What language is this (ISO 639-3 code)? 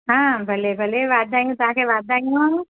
snd